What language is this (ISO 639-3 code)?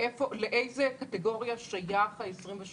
heb